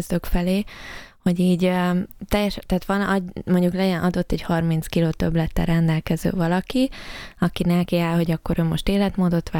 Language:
Hungarian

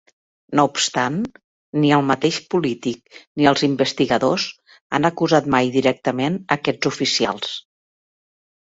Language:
Catalan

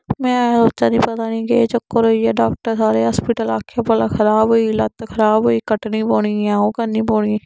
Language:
Dogri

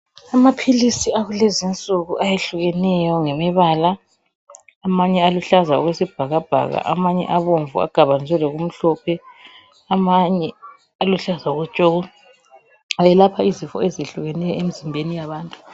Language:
North Ndebele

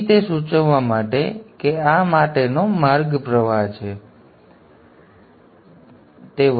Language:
Gujarati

